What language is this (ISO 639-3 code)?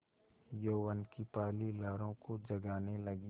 hin